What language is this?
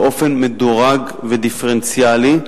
Hebrew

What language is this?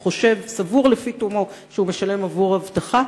Hebrew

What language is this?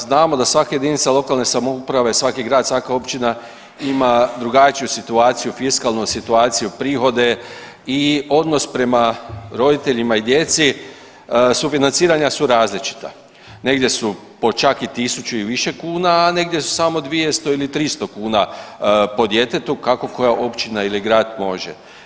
Croatian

